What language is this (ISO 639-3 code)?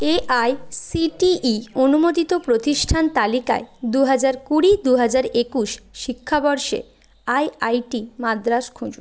ben